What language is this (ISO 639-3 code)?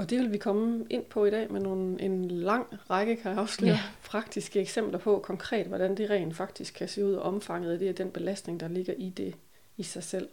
dan